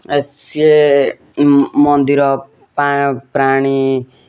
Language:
Odia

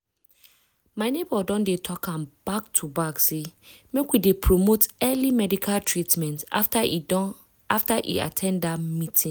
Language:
Nigerian Pidgin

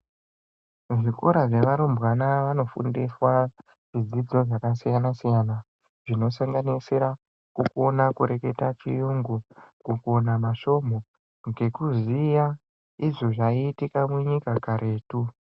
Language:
Ndau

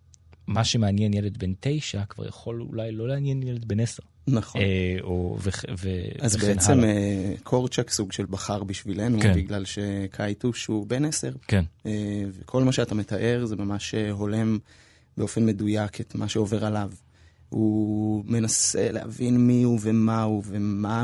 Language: Hebrew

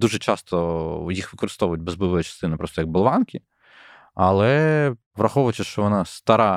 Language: Ukrainian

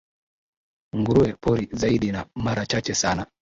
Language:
Swahili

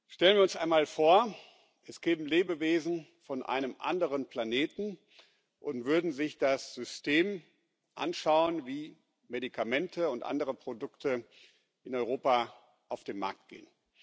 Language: German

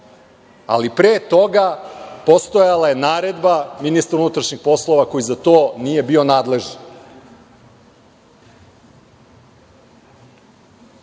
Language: Serbian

